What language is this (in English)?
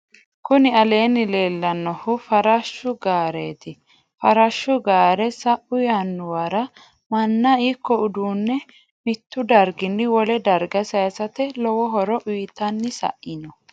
Sidamo